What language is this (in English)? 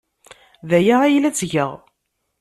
Kabyle